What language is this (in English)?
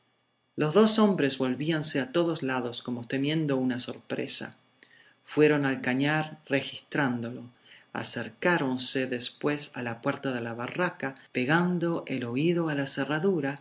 Spanish